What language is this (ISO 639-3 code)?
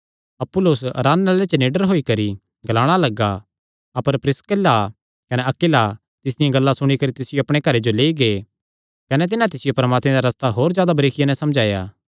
xnr